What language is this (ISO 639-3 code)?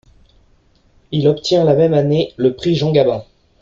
fra